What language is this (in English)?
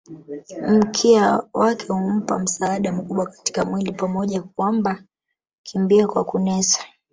Swahili